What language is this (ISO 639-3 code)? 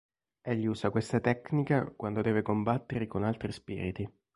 ita